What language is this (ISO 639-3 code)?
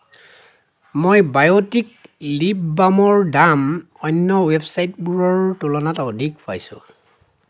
asm